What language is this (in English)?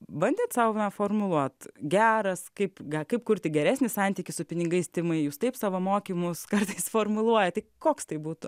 Lithuanian